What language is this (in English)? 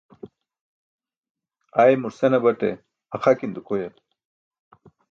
Burushaski